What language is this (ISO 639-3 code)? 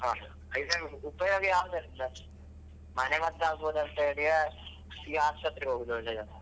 kan